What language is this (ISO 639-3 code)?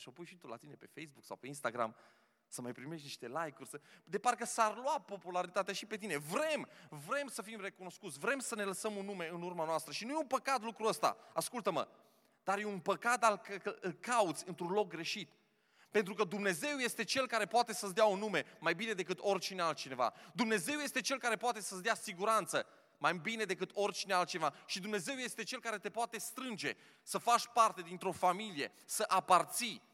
ron